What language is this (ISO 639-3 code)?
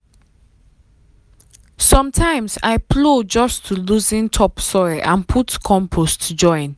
pcm